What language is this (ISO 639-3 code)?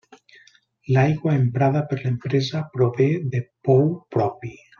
cat